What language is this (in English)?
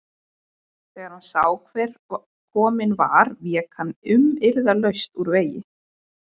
Icelandic